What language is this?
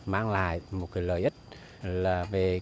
Vietnamese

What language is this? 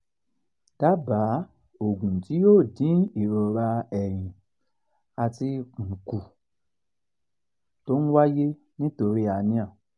Yoruba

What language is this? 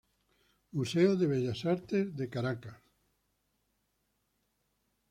Spanish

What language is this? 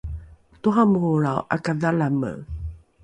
Rukai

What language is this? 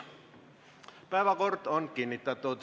Estonian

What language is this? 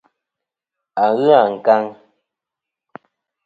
Kom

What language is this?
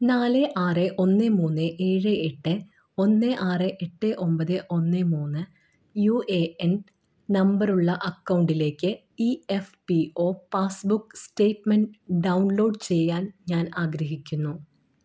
Malayalam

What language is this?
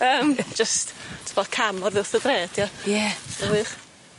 Welsh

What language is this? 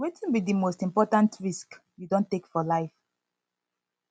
Nigerian Pidgin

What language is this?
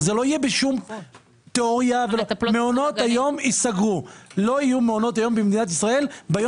Hebrew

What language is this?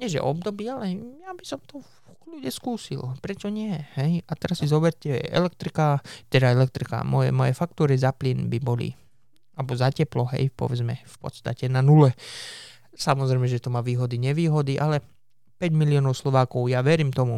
Slovak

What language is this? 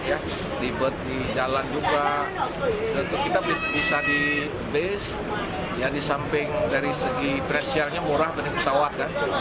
Indonesian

